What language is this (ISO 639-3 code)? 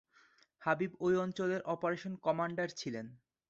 ben